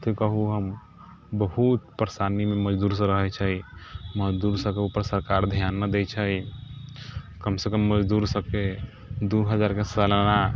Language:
Maithili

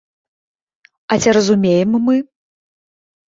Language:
Belarusian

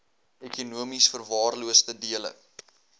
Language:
Afrikaans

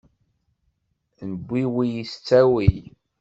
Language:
Kabyle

